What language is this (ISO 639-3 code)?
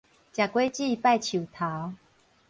nan